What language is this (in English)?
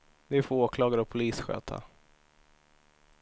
Swedish